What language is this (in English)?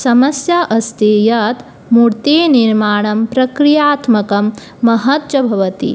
Sanskrit